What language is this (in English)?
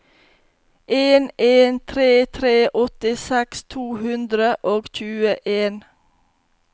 Norwegian